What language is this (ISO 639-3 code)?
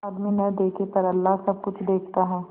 hin